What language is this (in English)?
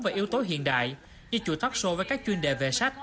Vietnamese